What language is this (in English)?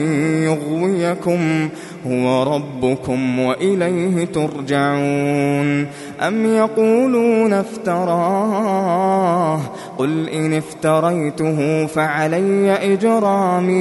Arabic